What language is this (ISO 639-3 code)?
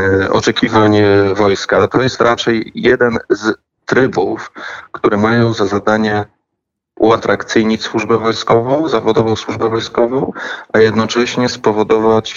pol